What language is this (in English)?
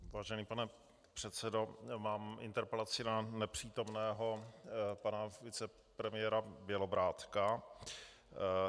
Czech